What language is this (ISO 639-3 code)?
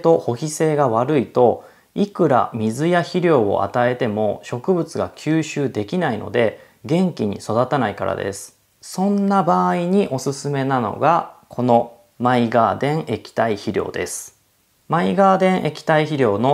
jpn